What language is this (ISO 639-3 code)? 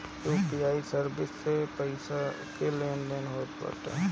bho